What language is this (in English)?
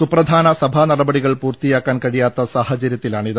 Malayalam